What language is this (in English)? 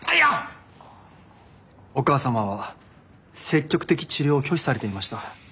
Japanese